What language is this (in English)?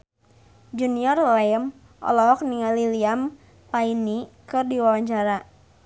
Sundanese